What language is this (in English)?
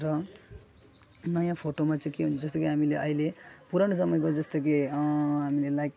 Nepali